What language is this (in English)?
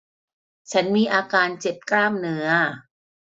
Thai